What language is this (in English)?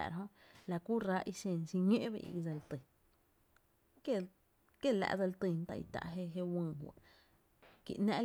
Tepinapa Chinantec